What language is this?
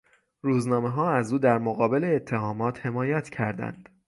Persian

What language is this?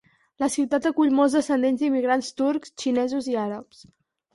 Catalan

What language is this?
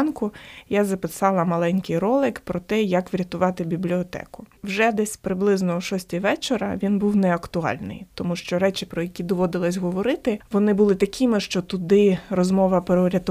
Ukrainian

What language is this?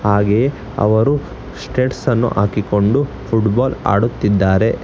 Kannada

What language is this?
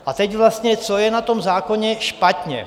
Czech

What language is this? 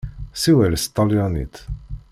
Kabyle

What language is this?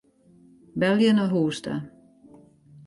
Western Frisian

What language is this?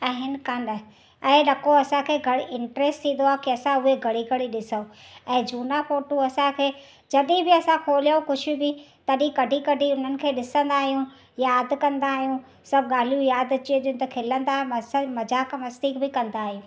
Sindhi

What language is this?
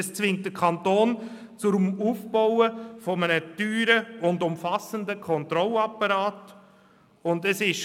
Swiss German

